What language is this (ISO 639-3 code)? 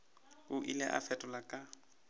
nso